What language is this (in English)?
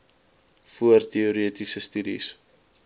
Afrikaans